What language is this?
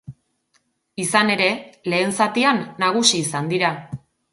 Basque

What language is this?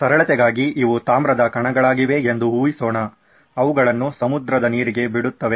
Kannada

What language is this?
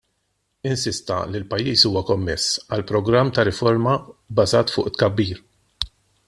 Maltese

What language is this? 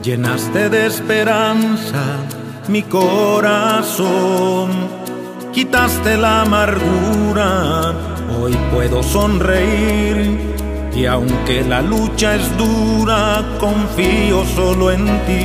Romanian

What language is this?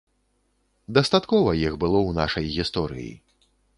Belarusian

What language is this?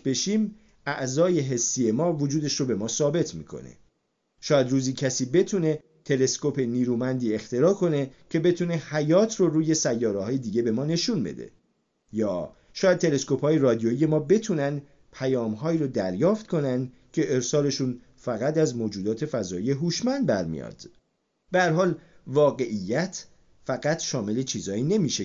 Persian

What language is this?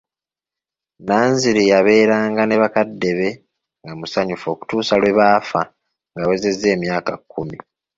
Ganda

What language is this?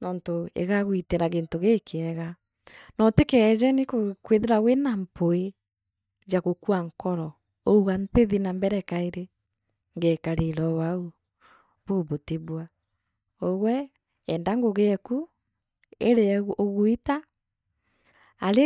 Meru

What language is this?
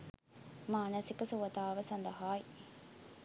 Sinhala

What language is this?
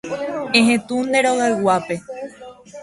Guarani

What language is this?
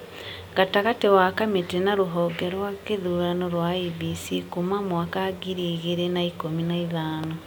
Kikuyu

